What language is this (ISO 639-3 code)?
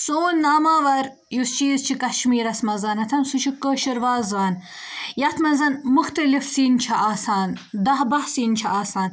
kas